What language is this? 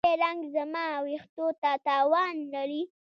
Pashto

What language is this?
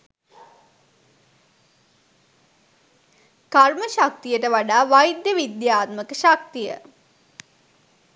Sinhala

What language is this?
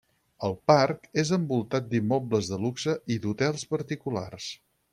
Catalan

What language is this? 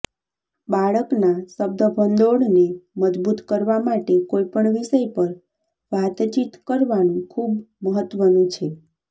Gujarati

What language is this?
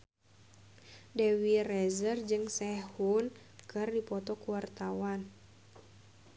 Sundanese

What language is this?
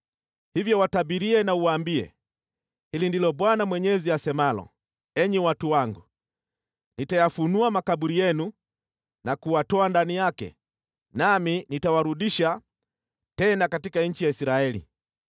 Swahili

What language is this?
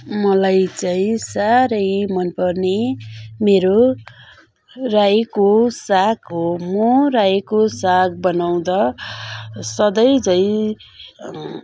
Nepali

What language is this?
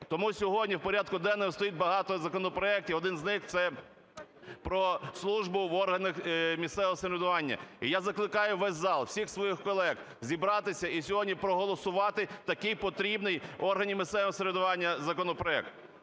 Ukrainian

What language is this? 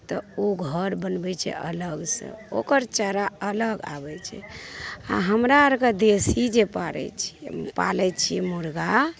Maithili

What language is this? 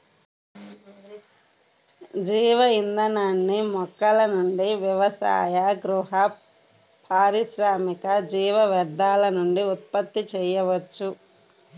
Telugu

